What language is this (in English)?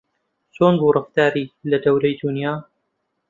Central Kurdish